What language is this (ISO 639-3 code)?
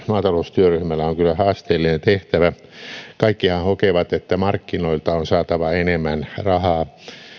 fin